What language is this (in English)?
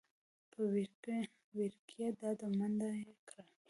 Pashto